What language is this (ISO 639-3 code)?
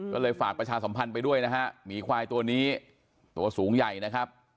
tha